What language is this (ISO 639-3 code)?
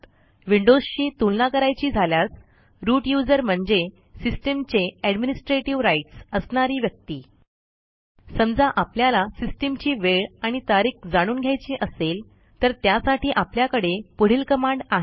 mar